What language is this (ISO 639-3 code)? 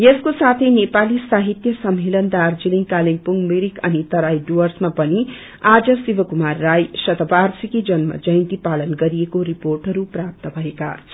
nep